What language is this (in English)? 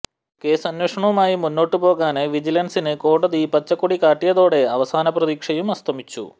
Malayalam